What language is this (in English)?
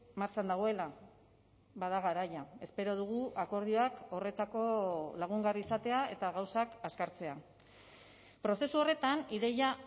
Basque